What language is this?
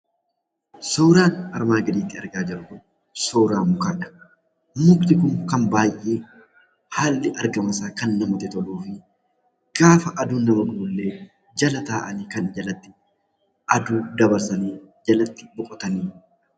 Oromo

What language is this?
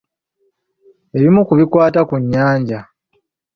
Ganda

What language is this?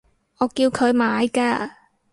Cantonese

